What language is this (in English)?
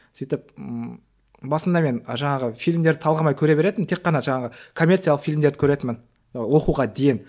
Kazakh